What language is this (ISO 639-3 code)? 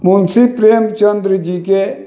mai